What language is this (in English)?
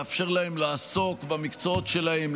Hebrew